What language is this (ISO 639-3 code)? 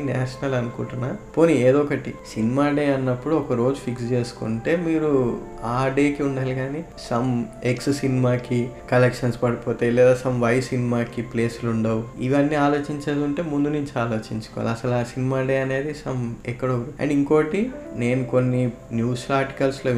tel